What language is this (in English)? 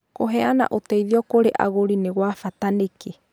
Kikuyu